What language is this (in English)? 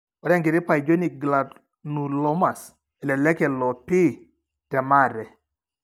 Masai